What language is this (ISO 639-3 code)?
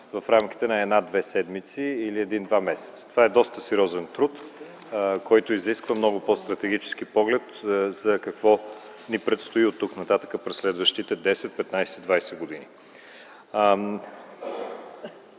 bul